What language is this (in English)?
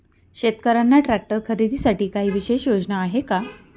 Marathi